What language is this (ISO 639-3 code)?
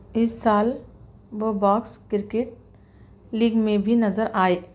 urd